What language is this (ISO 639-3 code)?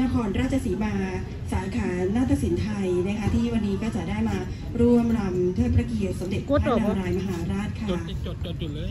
tha